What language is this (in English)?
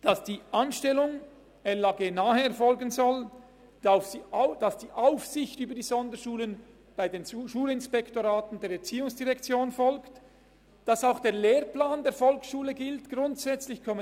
Swiss German